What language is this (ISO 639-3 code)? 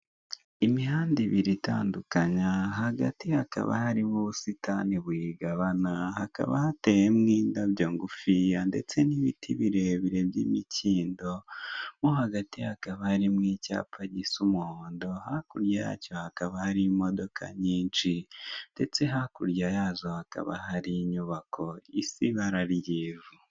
kin